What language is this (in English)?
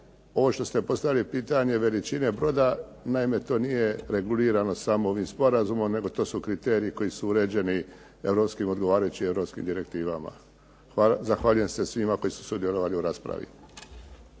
Croatian